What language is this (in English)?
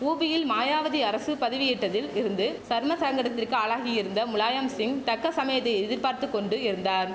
Tamil